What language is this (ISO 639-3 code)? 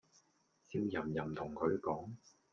yue